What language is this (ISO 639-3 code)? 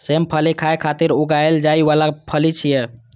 mai